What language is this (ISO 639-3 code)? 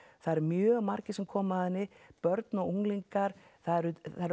isl